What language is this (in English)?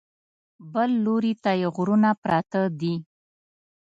Pashto